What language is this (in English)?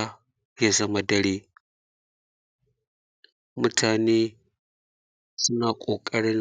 Hausa